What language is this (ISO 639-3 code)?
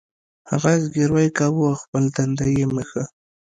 pus